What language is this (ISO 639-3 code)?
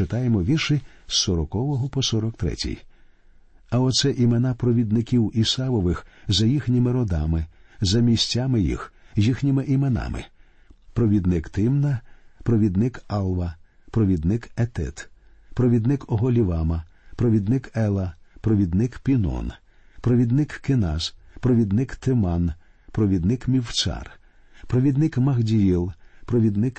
ukr